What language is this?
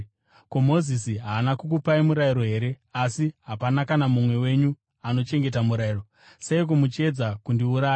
Shona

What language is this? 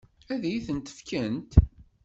Kabyle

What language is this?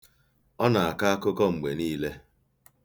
Igbo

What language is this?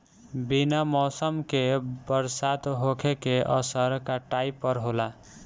Bhojpuri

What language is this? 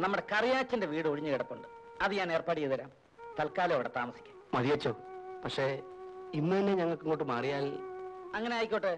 Malayalam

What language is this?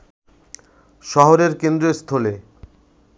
Bangla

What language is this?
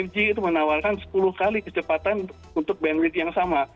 Indonesian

